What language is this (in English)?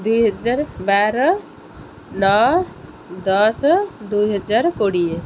Odia